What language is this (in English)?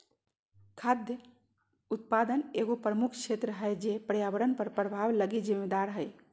Magahi